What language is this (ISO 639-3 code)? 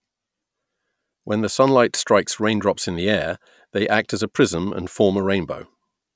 eng